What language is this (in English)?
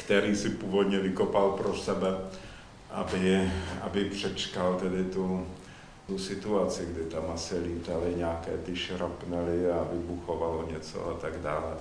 Czech